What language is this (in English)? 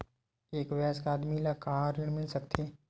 Chhattisgarhi